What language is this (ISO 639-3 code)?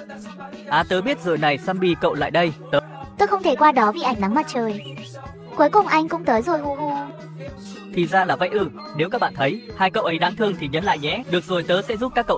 vie